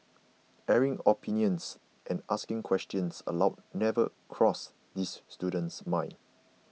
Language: English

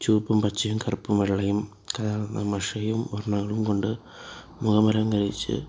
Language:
Malayalam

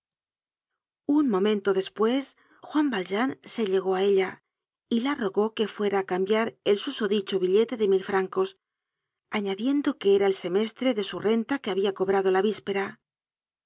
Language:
Spanish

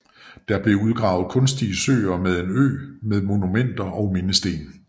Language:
Danish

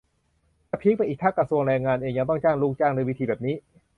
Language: Thai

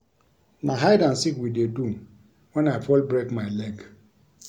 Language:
Nigerian Pidgin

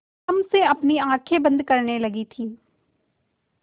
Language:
Hindi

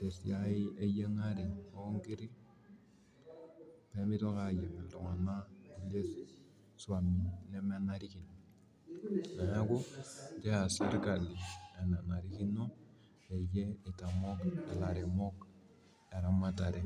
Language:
Masai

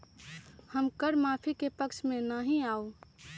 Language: Magahi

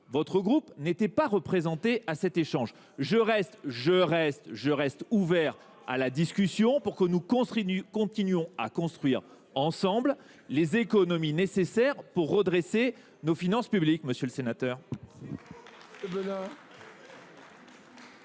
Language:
French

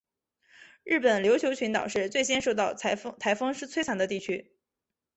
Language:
Chinese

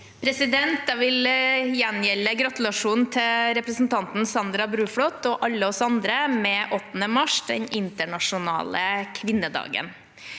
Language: Norwegian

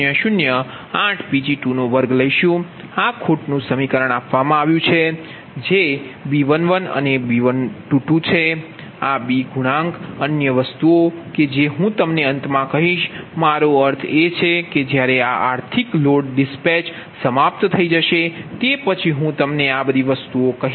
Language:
Gujarati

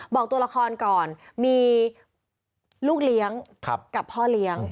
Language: Thai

